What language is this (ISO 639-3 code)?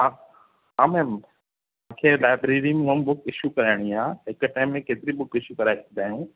snd